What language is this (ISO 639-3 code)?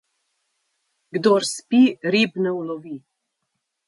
slv